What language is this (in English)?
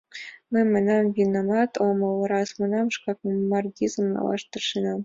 Mari